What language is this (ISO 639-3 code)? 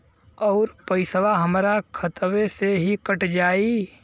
bho